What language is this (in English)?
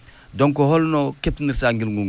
Fula